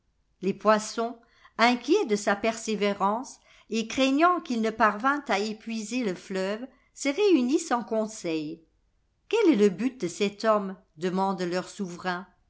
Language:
French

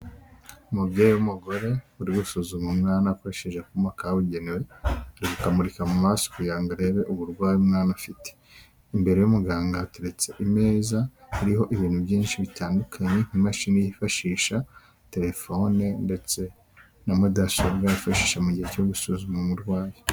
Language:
Kinyarwanda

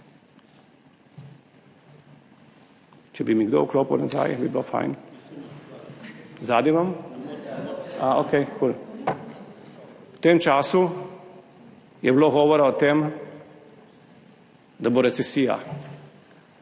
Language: Slovenian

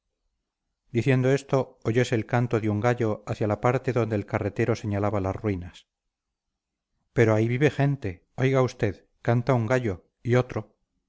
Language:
Spanish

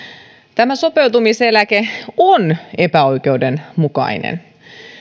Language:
Finnish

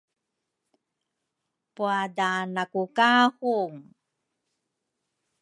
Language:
Rukai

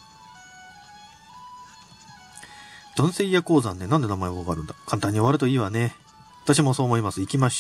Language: Japanese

